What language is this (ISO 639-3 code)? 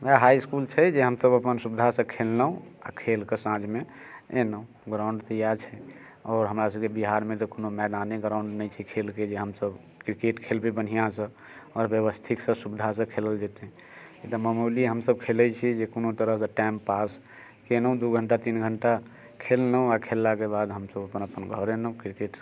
mai